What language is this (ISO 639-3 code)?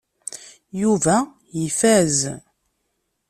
kab